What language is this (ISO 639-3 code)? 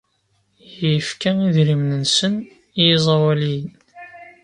kab